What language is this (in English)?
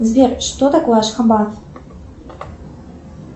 Russian